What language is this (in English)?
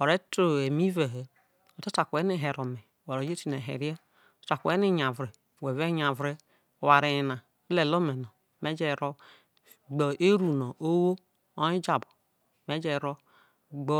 Isoko